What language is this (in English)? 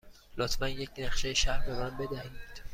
Persian